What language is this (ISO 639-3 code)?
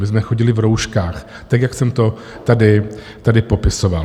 ces